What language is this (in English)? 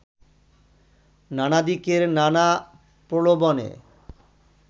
Bangla